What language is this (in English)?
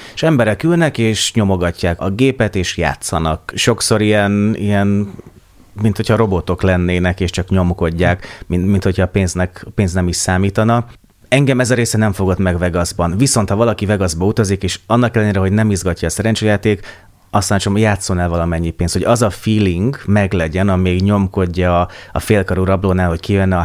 Hungarian